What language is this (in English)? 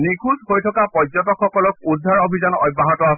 Assamese